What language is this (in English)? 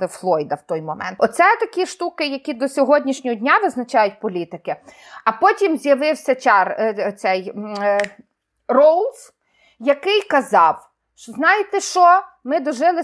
Ukrainian